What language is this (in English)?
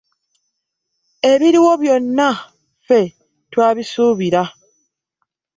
Ganda